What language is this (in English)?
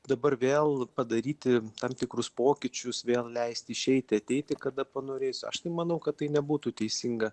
Lithuanian